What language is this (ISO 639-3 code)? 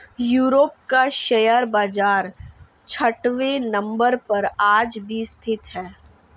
hin